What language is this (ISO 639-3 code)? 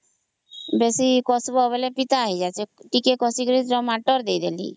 ori